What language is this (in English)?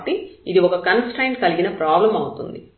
Telugu